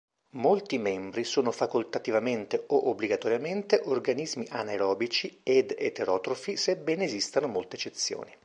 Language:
Italian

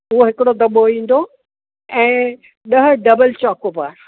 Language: Sindhi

